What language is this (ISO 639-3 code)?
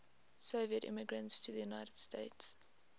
eng